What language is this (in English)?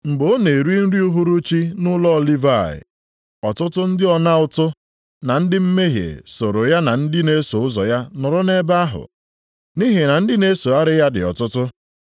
Igbo